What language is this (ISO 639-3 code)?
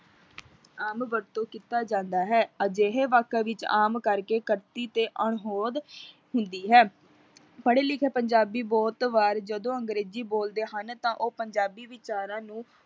pan